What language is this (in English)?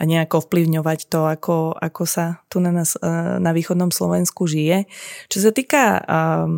Slovak